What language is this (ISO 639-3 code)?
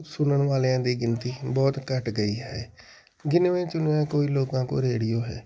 pan